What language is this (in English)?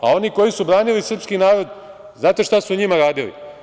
Serbian